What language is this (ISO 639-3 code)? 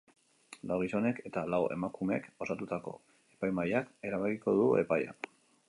eus